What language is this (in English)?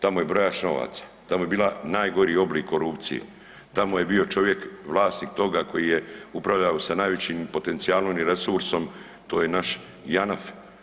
Croatian